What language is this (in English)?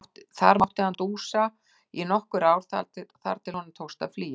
Icelandic